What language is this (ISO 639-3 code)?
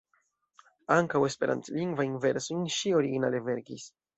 epo